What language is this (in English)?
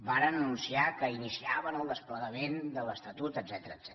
Catalan